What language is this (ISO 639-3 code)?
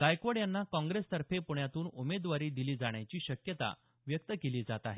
mar